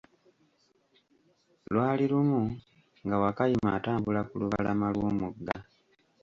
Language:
Ganda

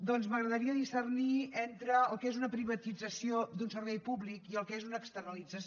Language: Catalan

